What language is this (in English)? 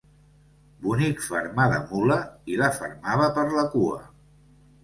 Catalan